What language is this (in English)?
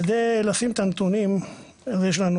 Hebrew